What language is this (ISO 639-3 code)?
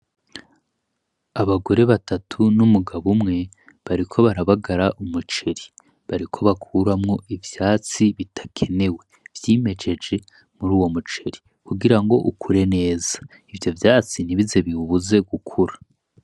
run